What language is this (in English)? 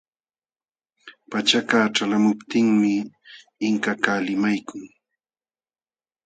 Jauja Wanca Quechua